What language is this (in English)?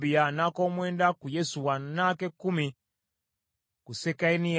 Ganda